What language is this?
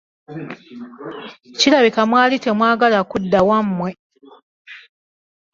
Ganda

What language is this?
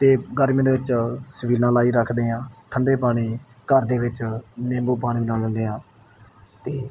Punjabi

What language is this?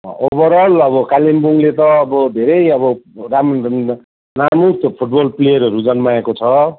Nepali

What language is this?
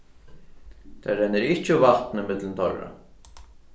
Faroese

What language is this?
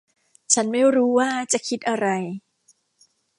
Thai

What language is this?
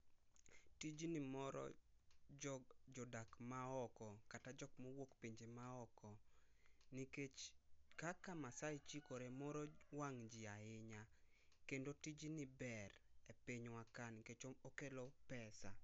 Luo (Kenya and Tanzania)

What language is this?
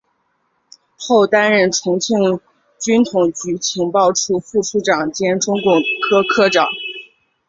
Chinese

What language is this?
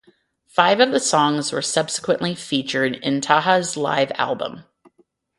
English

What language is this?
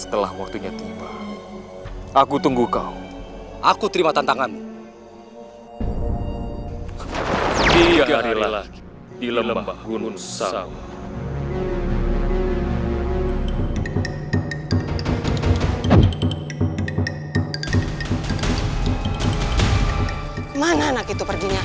Indonesian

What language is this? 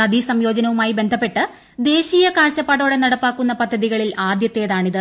Malayalam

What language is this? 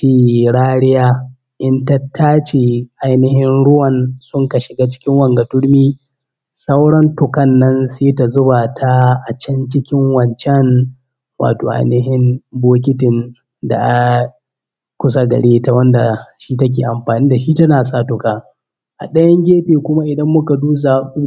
Hausa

